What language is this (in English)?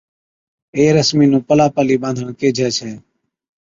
Od